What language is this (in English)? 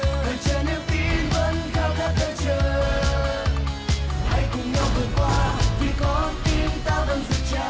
Vietnamese